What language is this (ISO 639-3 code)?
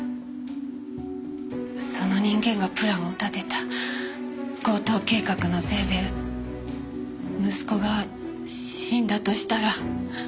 jpn